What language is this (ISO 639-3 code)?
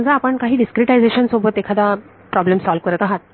mar